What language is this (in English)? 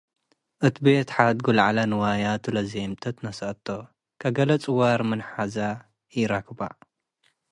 Tigre